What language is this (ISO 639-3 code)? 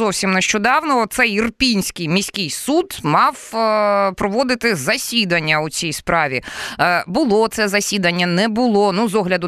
ukr